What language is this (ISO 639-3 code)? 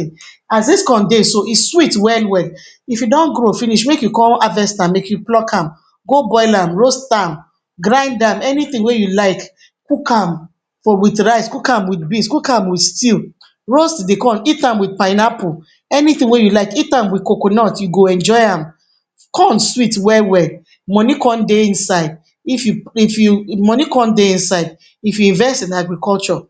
pcm